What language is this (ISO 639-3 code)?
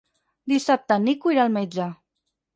cat